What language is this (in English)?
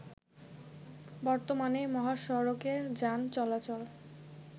Bangla